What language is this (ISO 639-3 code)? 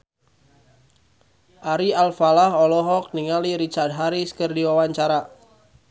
sun